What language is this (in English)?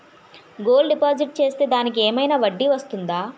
Telugu